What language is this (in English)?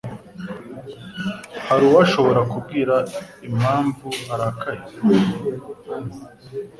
Kinyarwanda